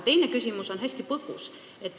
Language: Estonian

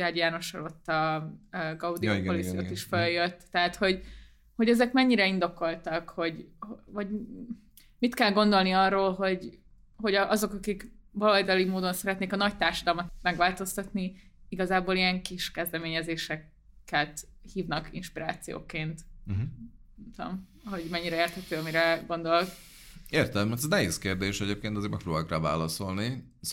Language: Hungarian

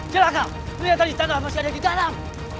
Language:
Indonesian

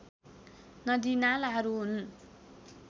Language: Nepali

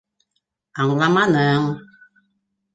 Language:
Bashkir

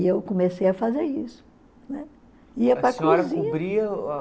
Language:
Portuguese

